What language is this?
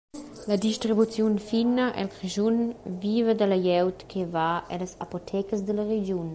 Romansh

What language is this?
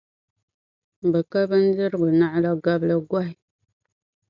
Dagbani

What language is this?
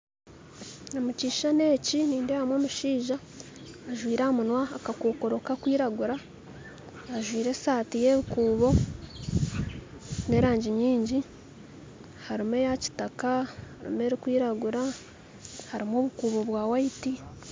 Nyankole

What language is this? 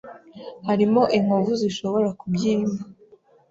Kinyarwanda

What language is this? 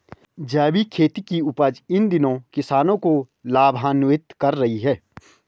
Hindi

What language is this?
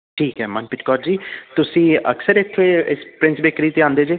Punjabi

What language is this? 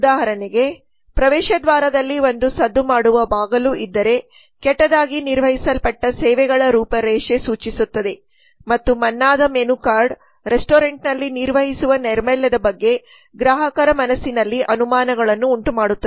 Kannada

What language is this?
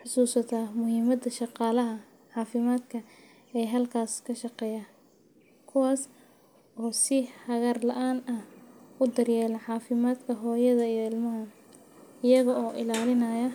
Somali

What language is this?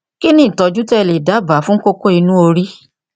Yoruba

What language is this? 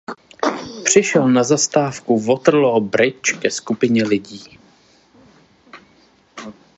Czech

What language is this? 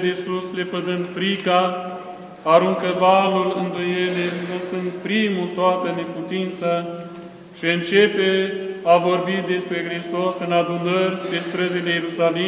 Romanian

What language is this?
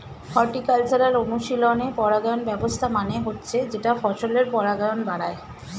Bangla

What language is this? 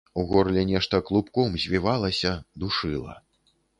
Belarusian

